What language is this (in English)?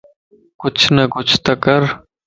Lasi